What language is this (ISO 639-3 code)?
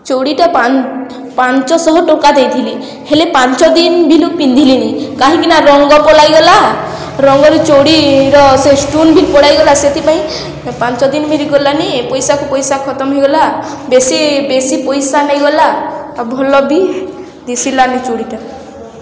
ori